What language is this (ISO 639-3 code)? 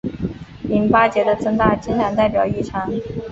zho